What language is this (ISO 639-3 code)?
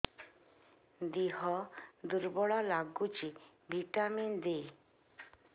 ori